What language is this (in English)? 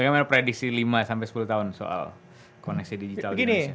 Indonesian